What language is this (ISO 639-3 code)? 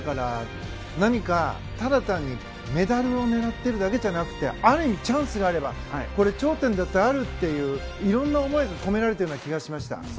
jpn